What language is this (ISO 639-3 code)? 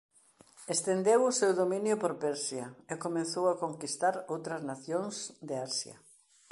glg